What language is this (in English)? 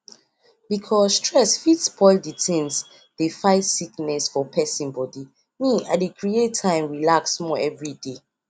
Nigerian Pidgin